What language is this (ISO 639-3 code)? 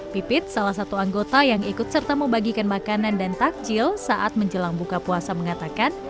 ind